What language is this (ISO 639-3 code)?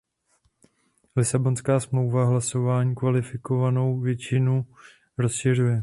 ces